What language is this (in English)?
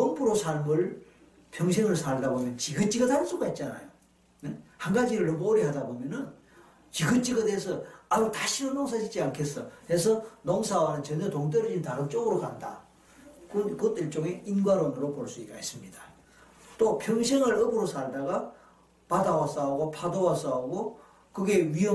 Korean